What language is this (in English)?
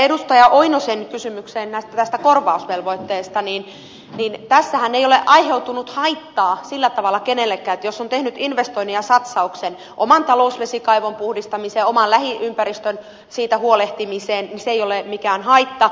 Finnish